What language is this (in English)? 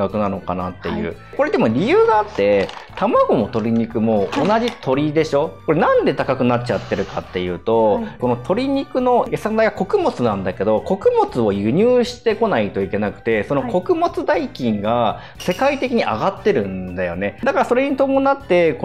Japanese